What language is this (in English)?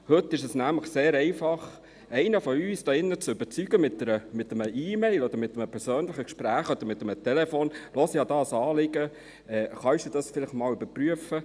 Swiss German